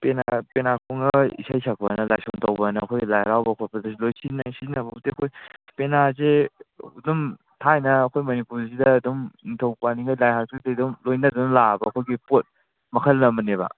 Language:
Manipuri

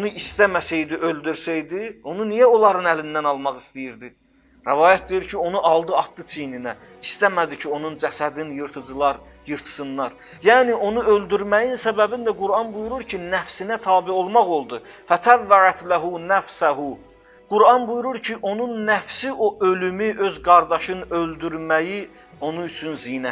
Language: Turkish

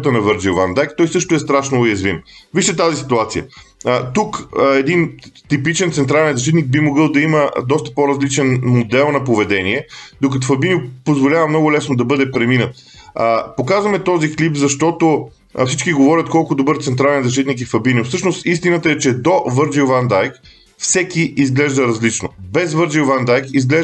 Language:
Bulgarian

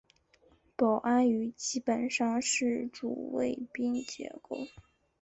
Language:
Chinese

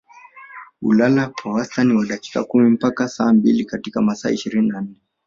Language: Swahili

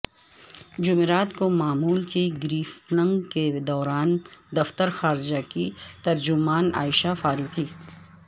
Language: Urdu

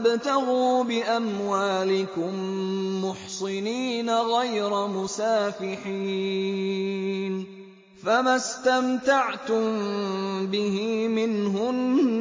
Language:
Arabic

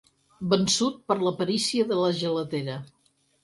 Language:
Catalan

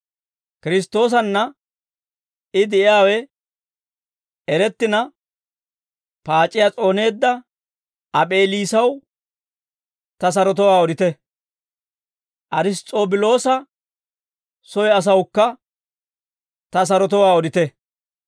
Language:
Dawro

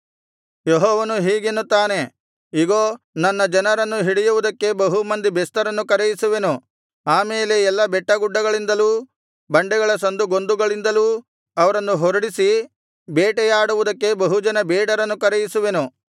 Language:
Kannada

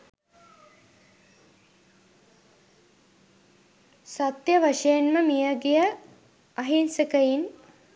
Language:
Sinhala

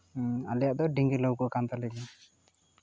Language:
Santali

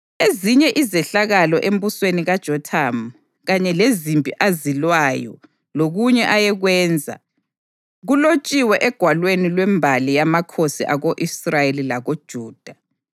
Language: North Ndebele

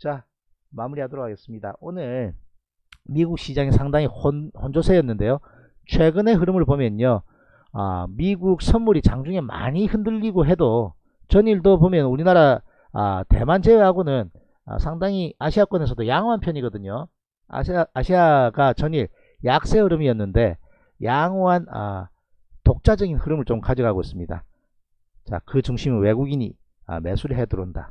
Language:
Korean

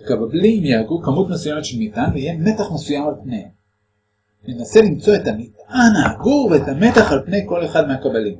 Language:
Hebrew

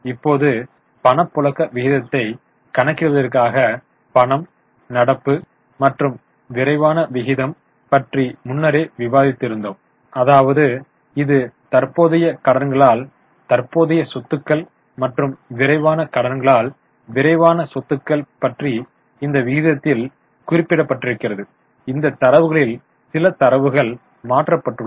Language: Tamil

